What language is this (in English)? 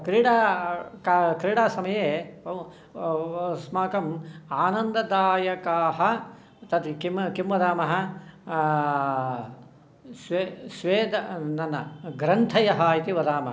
Sanskrit